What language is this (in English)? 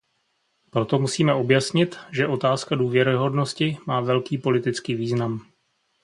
Czech